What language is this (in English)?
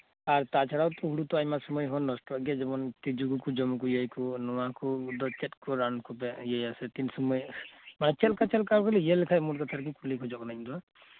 Santali